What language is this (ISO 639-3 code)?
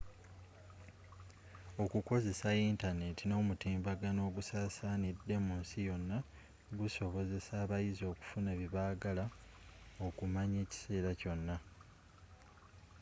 lug